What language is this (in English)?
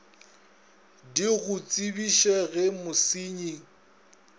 Northern Sotho